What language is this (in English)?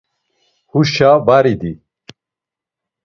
Laz